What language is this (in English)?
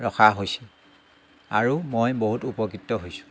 Assamese